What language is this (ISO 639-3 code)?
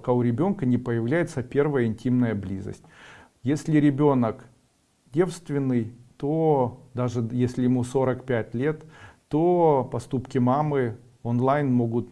rus